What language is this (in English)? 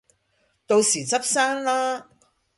Cantonese